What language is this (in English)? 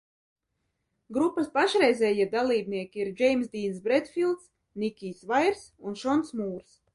Latvian